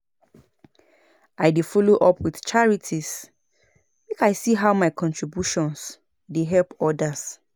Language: Nigerian Pidgin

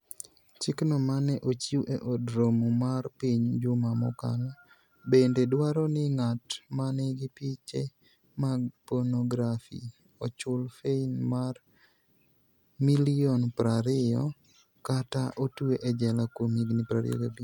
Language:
Luo (Kenya and Tanzania)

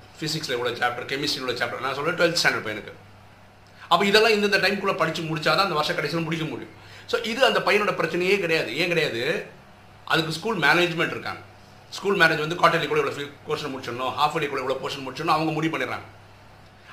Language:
Tamil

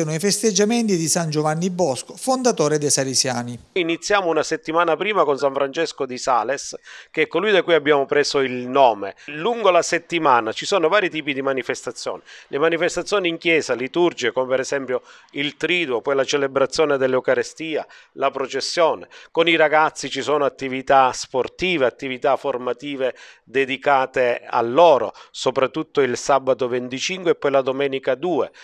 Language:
Italian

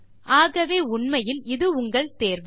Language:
Tamil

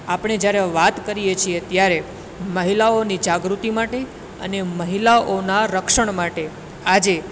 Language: Gujarati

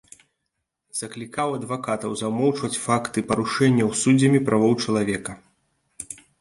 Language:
Belarusian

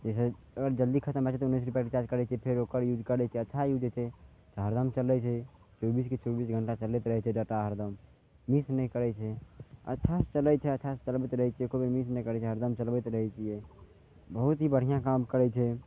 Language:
Maithili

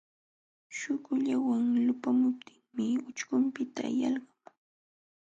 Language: Jauja Wanca Quechua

